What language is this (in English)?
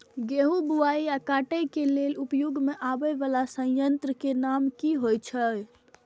Maithili